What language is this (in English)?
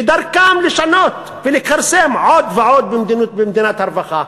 Hebrew